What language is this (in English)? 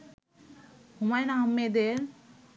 Bangla